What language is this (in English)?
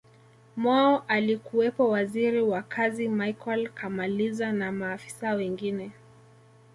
Swahili